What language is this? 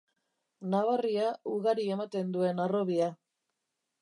Basque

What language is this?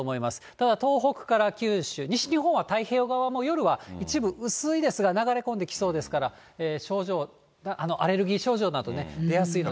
Japanese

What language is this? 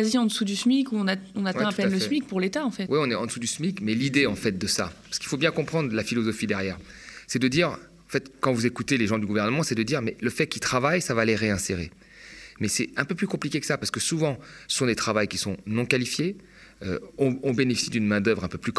French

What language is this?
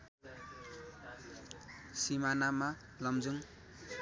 Nepali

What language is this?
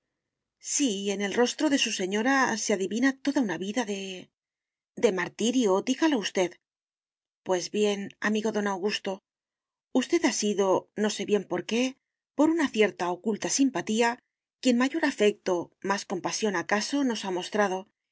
Spanish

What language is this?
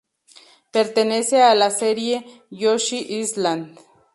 Spanish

